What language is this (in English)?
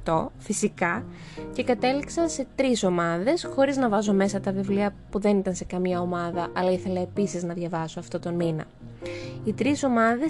Greek